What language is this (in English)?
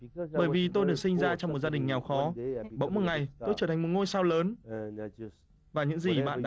Vietnamese